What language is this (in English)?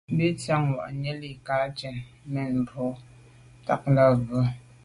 Medumba